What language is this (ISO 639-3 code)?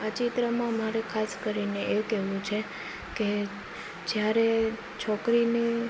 guj